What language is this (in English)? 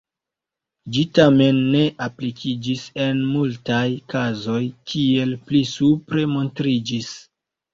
Esperanto